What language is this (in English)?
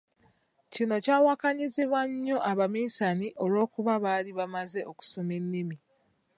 Ganda